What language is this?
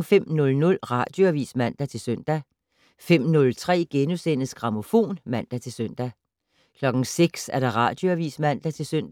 Danish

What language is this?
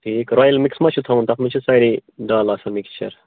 Kashmiri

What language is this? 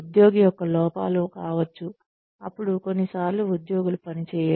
Telugu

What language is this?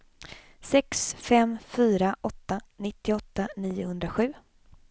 Swedish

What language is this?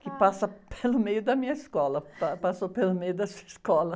Portuguese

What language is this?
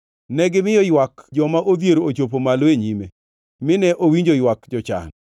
Luo (Kenya and Tanzania)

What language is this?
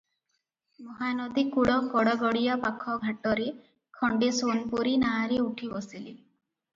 Odia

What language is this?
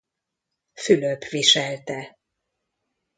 Hungarian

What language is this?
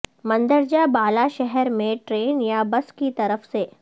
Urdu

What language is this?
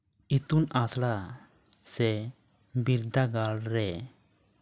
Santali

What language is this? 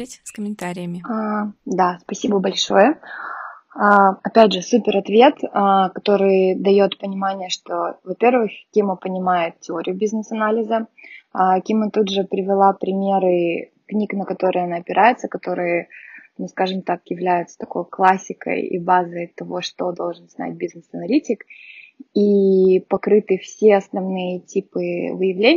Russian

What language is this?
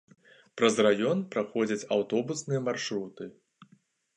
Belarusian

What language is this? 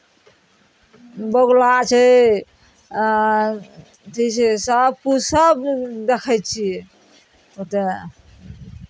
Maithili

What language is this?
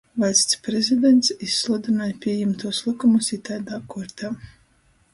Latgalian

